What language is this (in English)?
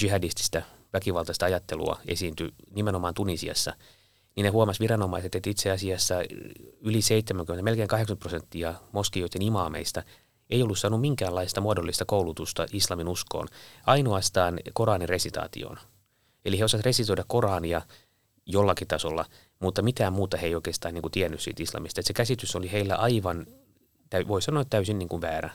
Finnish